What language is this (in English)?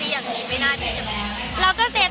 Thai